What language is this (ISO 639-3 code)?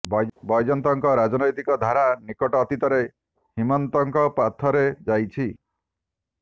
ori